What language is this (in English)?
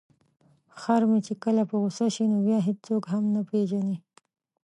Pashto